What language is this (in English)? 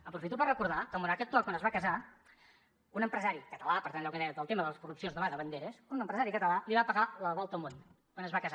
Catalan